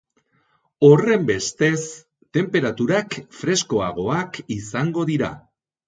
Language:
Basque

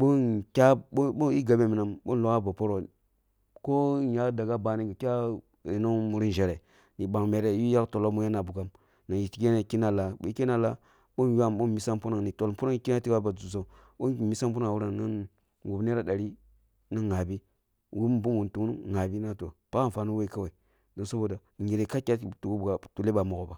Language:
Kulung (Nigeria)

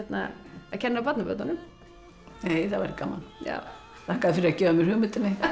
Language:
Icelandic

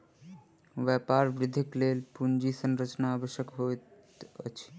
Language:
Maithili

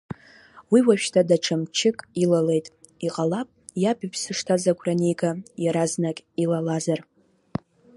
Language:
Abkhazian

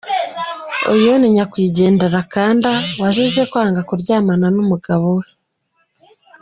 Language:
Kinyarwanda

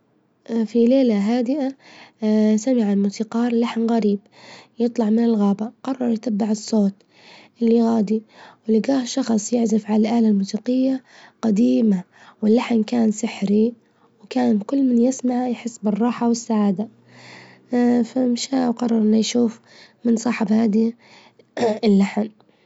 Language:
Libyan Arabic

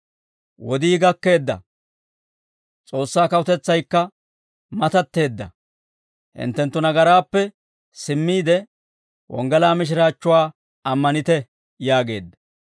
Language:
Dawro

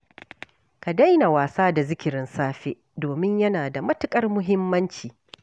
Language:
Hausa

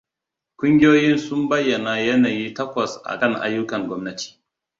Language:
Hausa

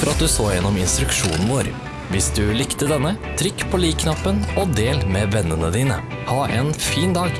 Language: Norwegian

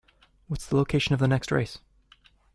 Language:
English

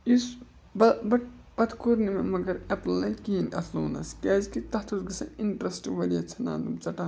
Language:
Kashmiri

